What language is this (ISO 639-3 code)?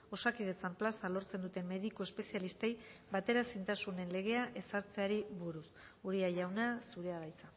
eus